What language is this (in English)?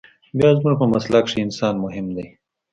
Pashto